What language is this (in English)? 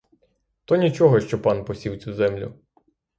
Ukrainian